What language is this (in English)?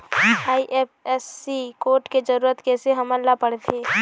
Chhattisgarhi